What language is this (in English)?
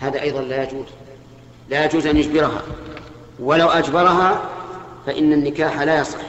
Arabic